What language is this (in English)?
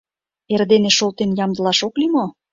Mari